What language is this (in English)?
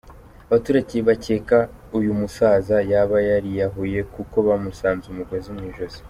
Kinyarwanda